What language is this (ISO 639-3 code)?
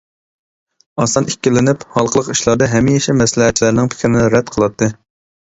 uig